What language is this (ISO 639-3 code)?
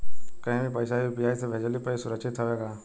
bho